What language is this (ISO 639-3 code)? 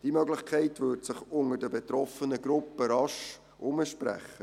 gsw